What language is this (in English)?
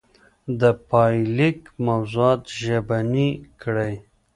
Pashto